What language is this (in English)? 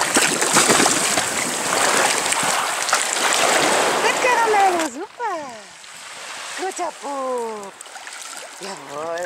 German